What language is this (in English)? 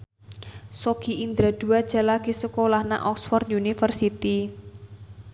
Javanese